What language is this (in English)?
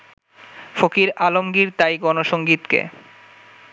Bangla